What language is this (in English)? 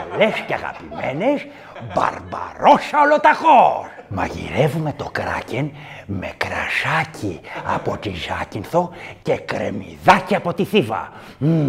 Greek